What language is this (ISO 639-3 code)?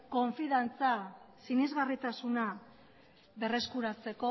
eus